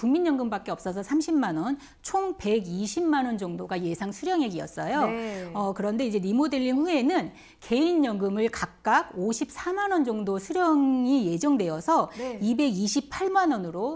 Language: Korean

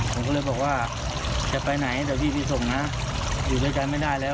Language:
Thai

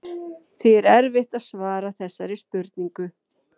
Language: Icelandic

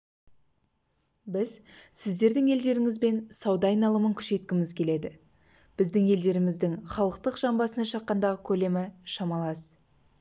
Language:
Kazakh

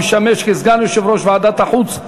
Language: Hebrew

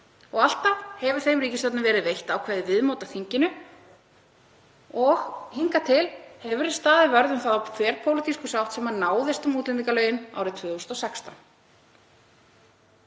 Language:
Icelandic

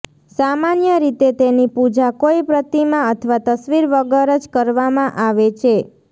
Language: Gujarati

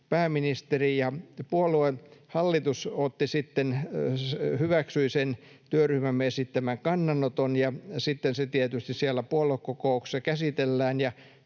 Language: Finnish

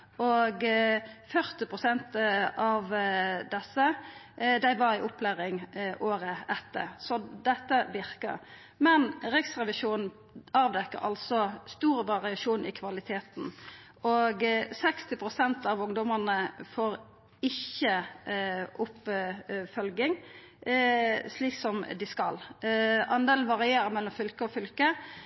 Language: Norwegian Nynorsk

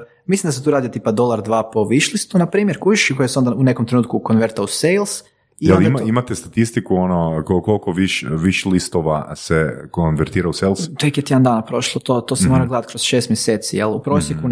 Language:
Croatian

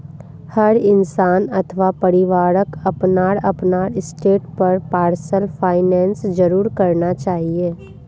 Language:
Magahi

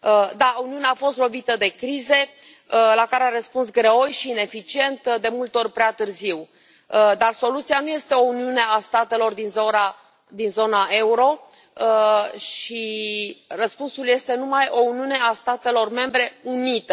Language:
Romanian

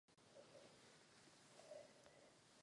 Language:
Czech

